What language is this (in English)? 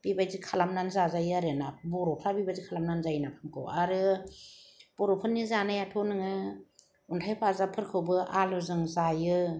Bodo